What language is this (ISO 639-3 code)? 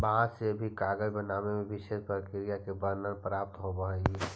mag